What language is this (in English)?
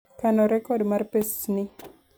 Luo (Kenya and Tanzania)